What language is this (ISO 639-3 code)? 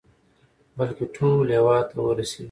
pus